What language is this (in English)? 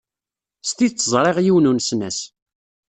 Kabyle